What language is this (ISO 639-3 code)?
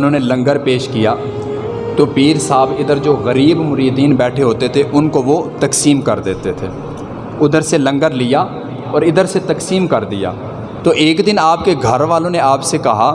urd